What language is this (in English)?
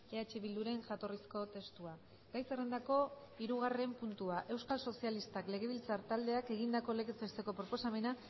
Basque